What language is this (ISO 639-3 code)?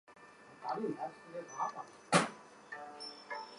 zho